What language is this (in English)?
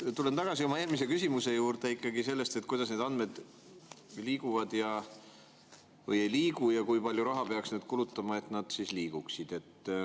Estonian